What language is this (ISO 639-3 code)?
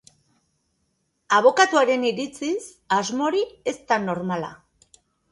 eus